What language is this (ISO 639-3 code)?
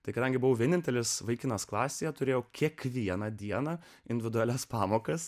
lit